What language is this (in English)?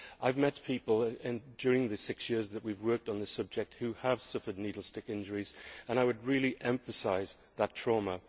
English